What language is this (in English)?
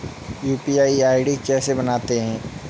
Hindi